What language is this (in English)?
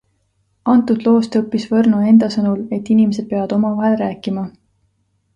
Estonian